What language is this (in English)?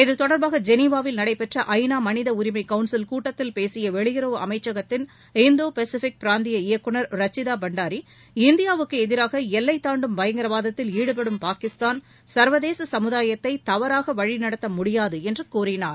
Tamil